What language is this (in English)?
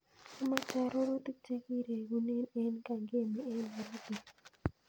Kalenjin